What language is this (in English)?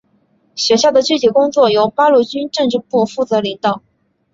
Chinese